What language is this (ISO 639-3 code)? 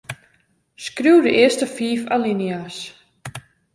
fry